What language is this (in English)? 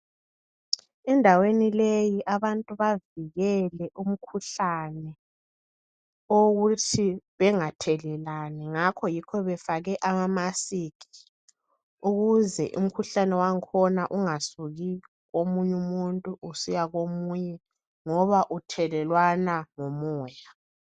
North Ndebele